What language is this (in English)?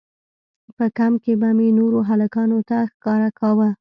Pashto